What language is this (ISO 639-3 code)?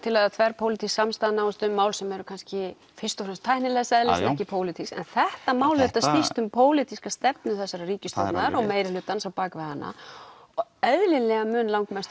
isl